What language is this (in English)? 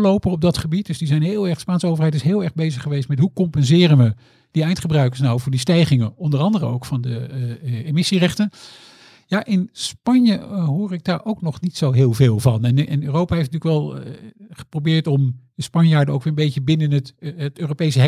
Dutch